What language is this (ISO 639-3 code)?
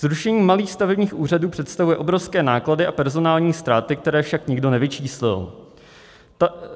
ces